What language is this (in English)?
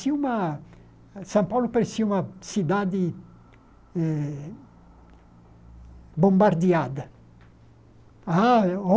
Portuguese